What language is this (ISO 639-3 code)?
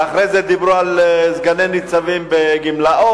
heb